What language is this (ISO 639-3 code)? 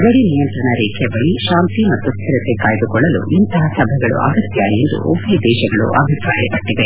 kan